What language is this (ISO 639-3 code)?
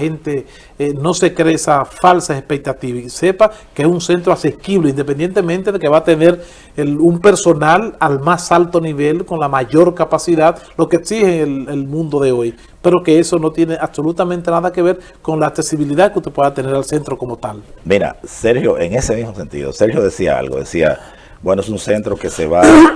spa